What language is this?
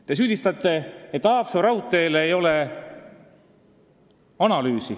Estonian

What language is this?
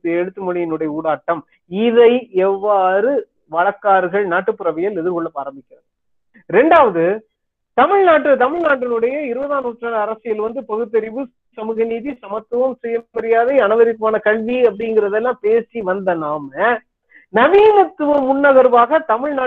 Tamil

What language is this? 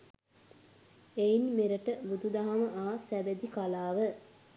Sinhala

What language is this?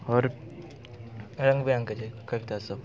Maithili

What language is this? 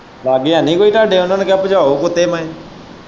Punjabi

